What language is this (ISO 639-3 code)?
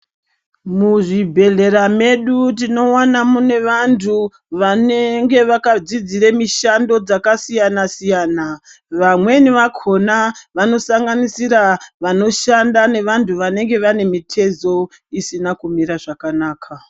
ndc